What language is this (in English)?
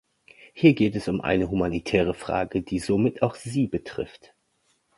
German